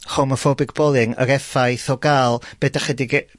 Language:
Welsh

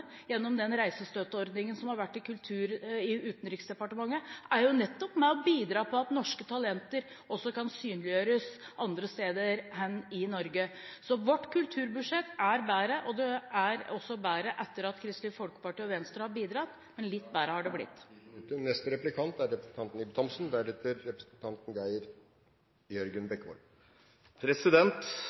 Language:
Norwegian Bokmål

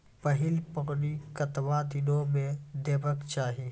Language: Maithili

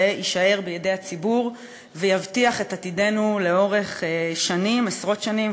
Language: Hebrew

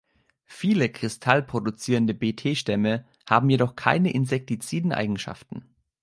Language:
German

